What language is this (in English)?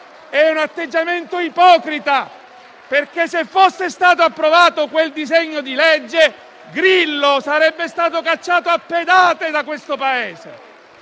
Italian